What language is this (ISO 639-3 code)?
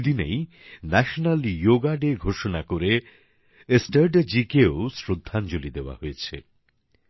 ben